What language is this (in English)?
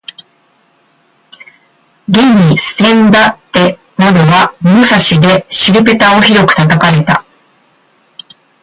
Japanese